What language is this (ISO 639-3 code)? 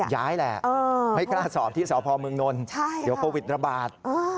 tha